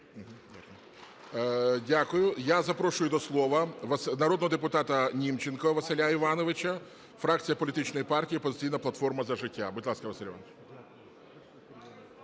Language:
Ukrainian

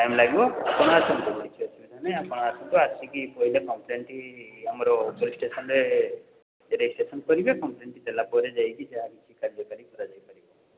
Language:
Odia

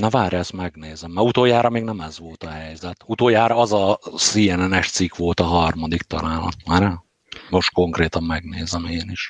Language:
Hungarian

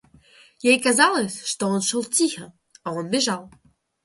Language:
Russian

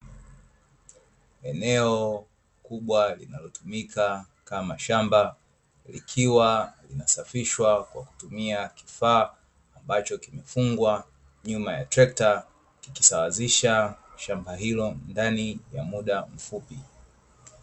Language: Swahili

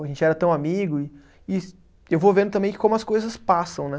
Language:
Portuguese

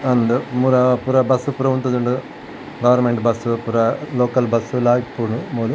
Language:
Tulu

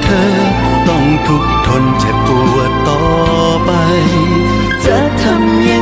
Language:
Thai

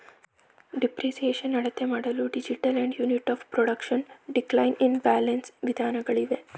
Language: Kannada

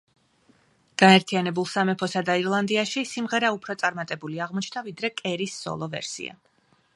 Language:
Georgian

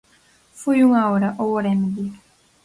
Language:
Galician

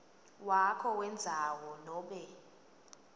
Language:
Swati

